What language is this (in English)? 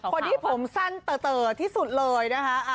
Thai